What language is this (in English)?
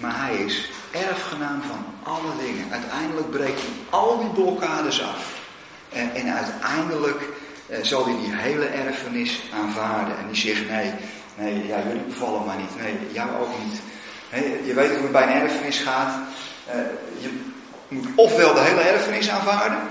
Dutch